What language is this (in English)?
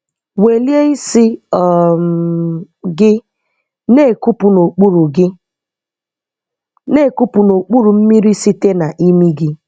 Igbo